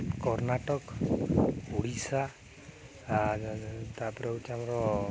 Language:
Odia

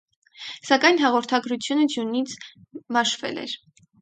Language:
Armenian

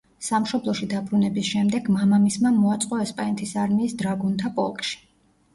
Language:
Georgian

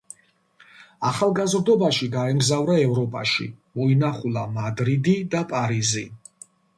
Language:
Georgian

